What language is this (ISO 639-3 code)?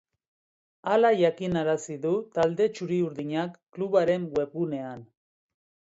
eus